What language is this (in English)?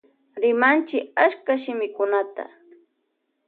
Loja Highland Quichua